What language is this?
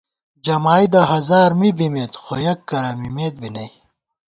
Gawar-Bati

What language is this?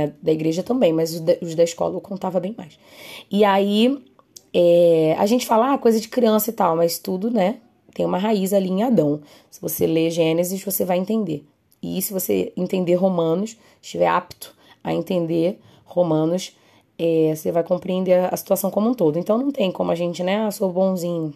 Portuguese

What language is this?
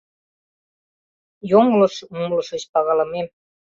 Mari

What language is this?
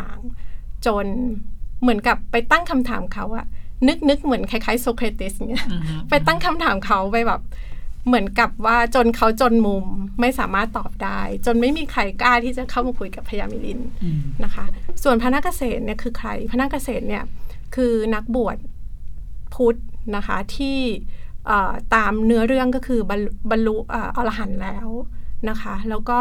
Thai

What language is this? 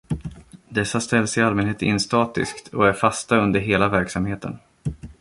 Swedish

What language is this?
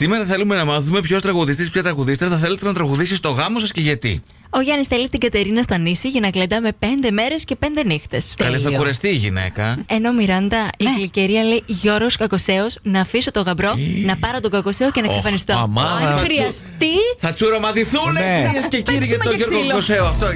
Greek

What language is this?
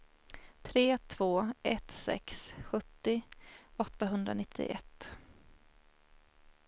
Swedish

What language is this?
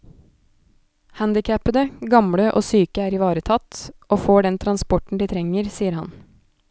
Norwegian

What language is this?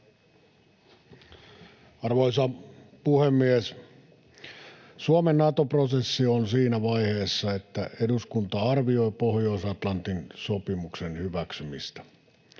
Finnish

